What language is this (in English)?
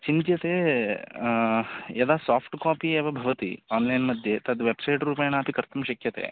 Sanskrit